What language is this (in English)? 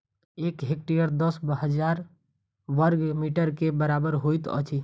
Maithili